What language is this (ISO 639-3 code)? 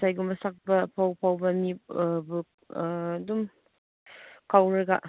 mni